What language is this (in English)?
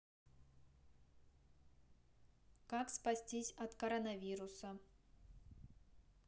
Russian